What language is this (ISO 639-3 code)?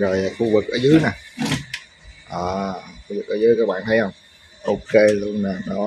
vie